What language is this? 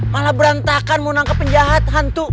Indonesian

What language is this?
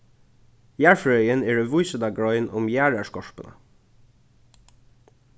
Faroese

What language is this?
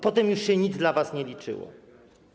Polish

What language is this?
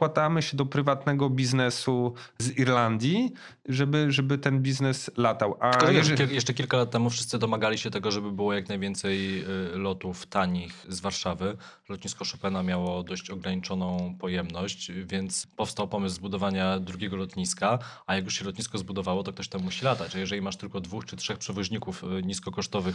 Polish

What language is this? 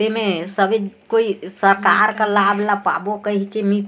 Chhattisgarhi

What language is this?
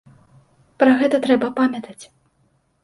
Belarusian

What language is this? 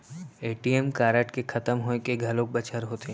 Chhattisgarhi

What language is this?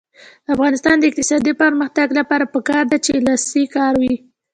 Pashto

